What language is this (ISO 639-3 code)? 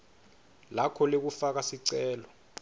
ssw